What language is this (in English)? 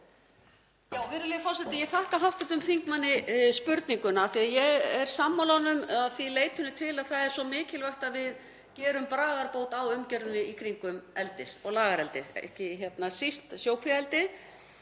Icelandic